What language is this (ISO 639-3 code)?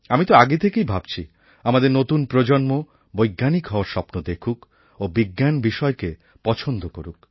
ben